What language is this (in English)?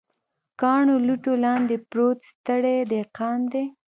Pashto